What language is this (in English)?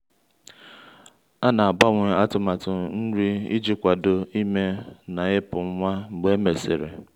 Igbo